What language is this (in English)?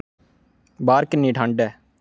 Dogri